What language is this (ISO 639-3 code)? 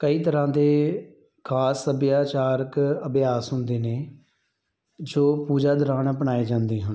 pan